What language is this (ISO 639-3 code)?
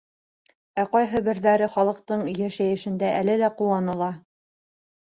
bak